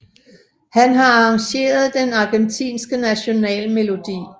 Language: Danish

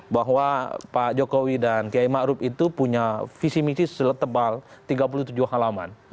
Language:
Indonesian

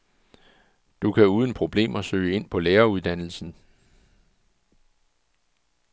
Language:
Danish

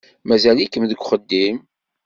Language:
Kabyle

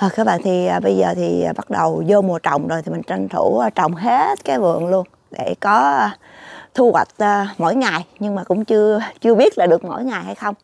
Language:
Vietnamese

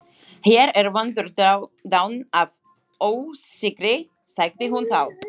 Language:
Icelandic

